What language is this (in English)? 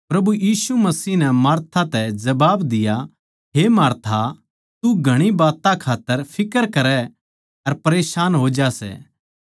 Haryanvi